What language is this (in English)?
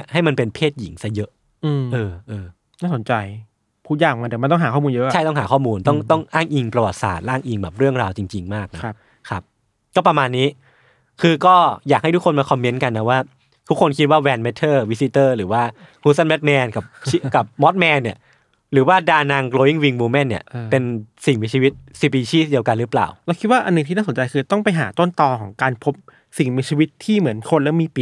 Thai